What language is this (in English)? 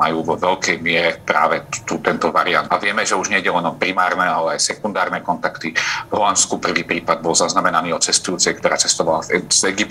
Slovak